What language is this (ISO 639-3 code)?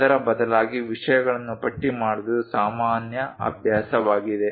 kan